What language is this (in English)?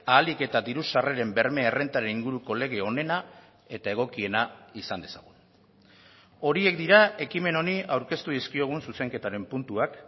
Basque